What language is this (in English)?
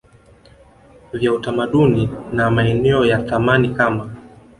Swahili